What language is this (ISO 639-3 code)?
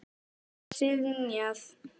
isl